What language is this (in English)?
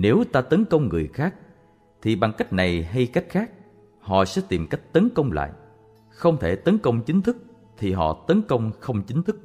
Vietnamese